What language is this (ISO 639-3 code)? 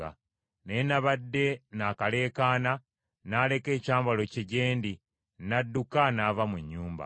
lug